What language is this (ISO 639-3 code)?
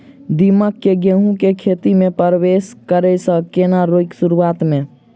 mai